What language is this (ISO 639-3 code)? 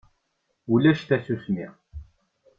kab